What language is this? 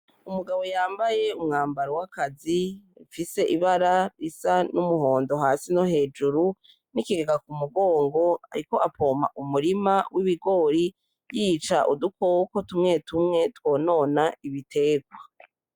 Rundi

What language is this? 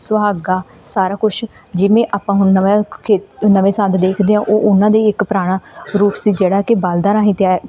Punjabi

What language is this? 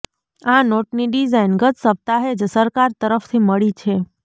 Gujarati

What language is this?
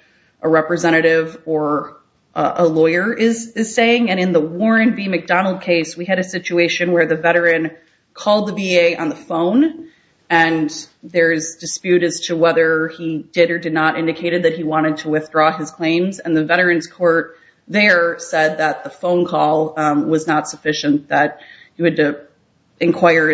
English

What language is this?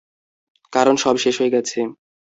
Bangla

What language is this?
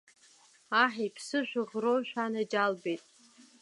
Abkhazian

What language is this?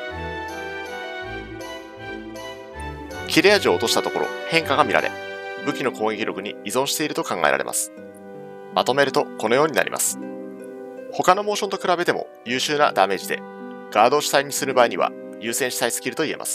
Japanese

